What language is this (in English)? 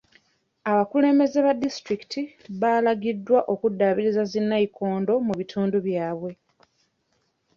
Ganda